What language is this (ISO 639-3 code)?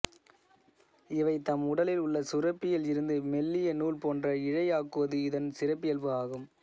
tam